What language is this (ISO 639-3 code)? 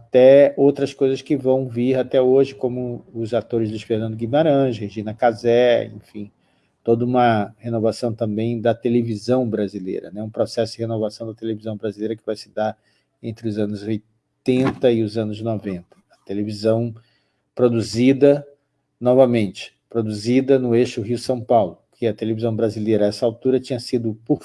por